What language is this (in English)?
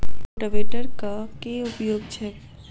Maithili